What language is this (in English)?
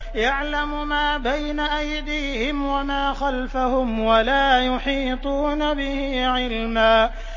Arabic